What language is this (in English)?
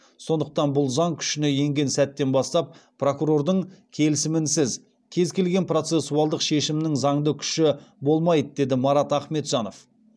Kazakh